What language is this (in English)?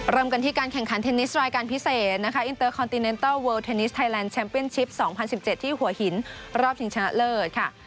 Thai